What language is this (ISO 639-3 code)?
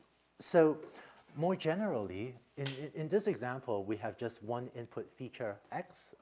eng